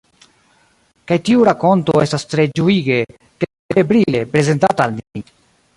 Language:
Esperanto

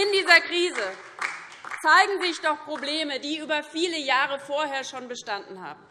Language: German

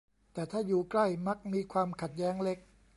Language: Thai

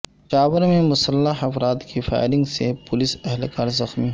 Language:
Urdu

